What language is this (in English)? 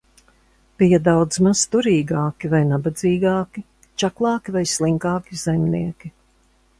Latvian